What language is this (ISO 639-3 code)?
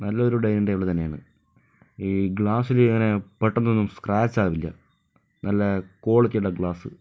mal